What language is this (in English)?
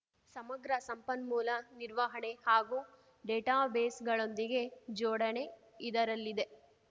Kannada